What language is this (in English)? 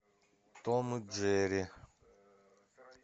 Russian